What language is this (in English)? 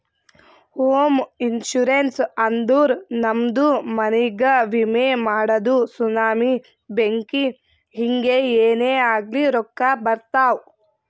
Kannada